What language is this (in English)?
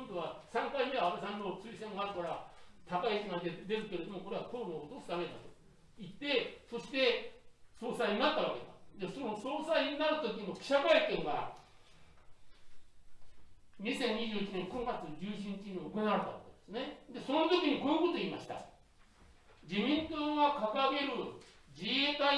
Japanese